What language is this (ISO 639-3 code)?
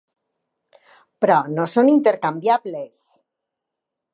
cat